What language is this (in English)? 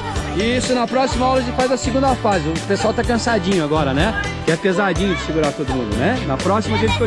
Portuguese